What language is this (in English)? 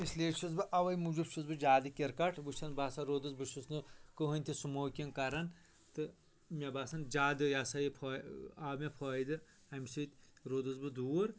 Kashmiri